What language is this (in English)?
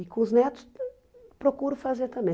Portuguese